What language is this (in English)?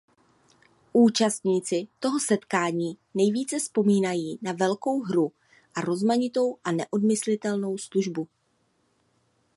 Czech